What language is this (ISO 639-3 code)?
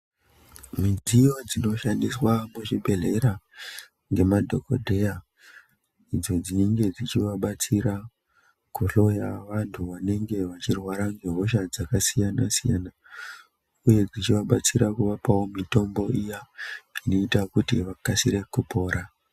ndc